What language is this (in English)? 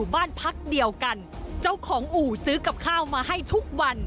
Thai